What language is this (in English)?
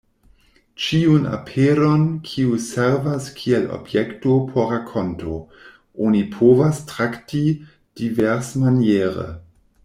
Esperanto